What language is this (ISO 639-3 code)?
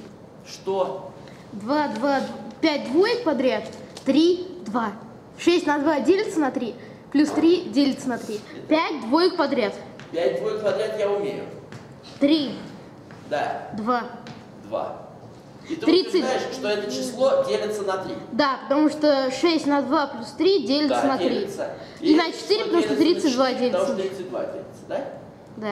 rus